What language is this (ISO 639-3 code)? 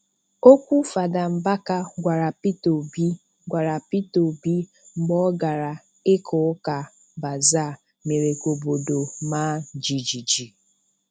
ibo